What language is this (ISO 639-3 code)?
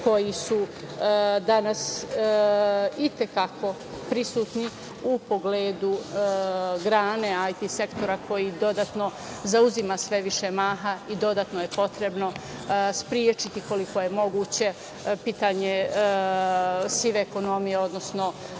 srp